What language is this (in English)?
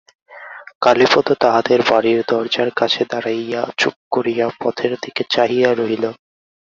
Bangla